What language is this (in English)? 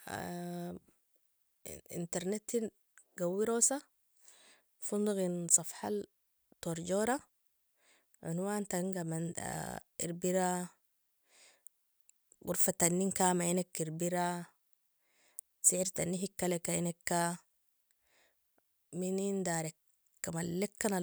Nobiin